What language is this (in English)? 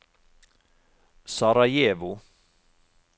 Norwegian